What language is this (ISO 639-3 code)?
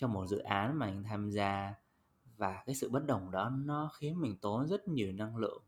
vie